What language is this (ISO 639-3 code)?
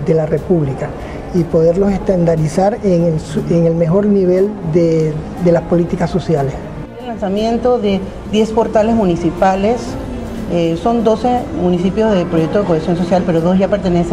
spa